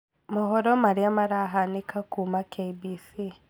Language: Kikuyu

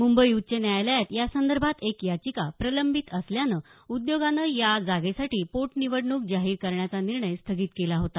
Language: Marathi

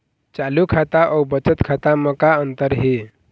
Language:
Chhattisgarhi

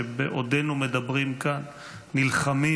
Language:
Hebrew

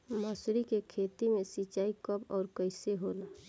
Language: Bhojpuri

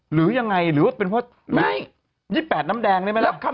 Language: Thai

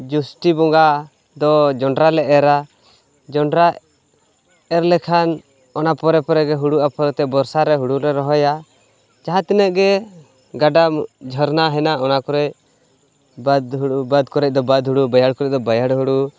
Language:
Santali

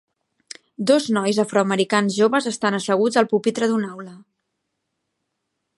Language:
Catalan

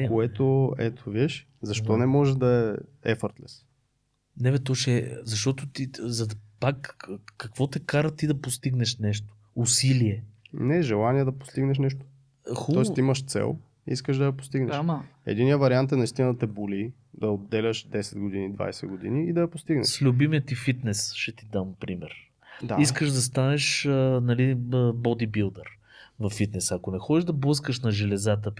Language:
Bulgarian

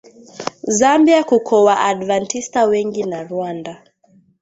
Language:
Swahili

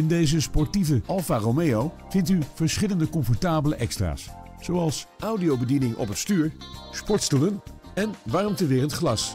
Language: Dutch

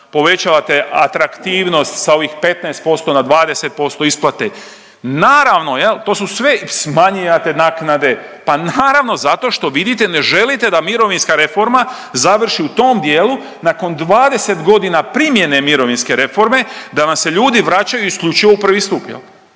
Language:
Croatian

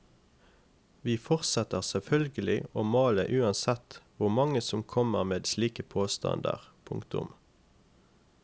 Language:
Norwegian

